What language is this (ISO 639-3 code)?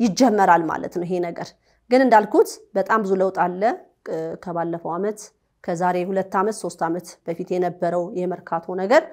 ara